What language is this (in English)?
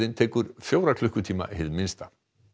Icelandic